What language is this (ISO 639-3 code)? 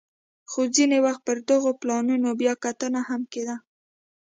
pus